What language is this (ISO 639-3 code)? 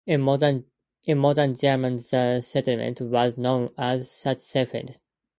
eng